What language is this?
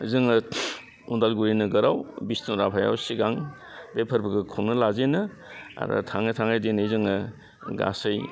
Bodo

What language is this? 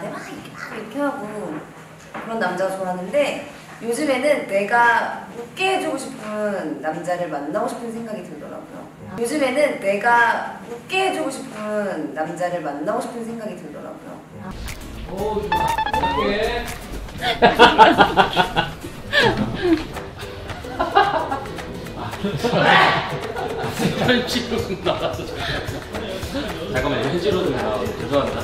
Korean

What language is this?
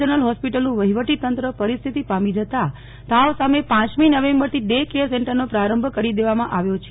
Gujarati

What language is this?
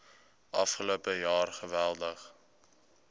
Afrikaans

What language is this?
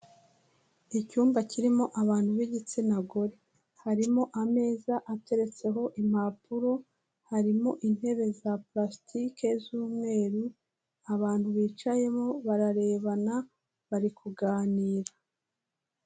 Kinyarwanda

